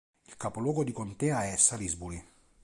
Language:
Italian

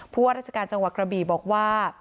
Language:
Thai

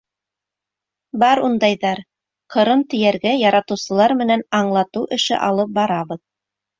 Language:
Bashkir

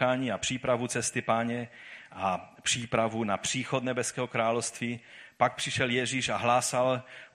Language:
Czech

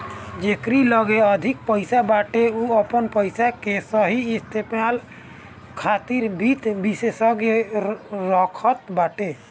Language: Bhojpuri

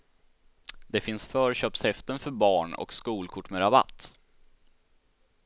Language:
Swedish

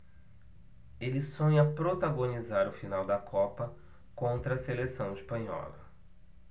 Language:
Portuguese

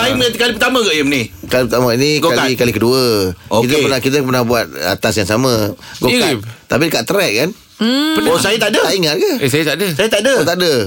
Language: Malay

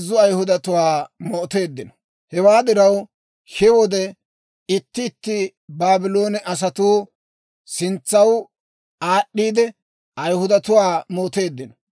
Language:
Dawro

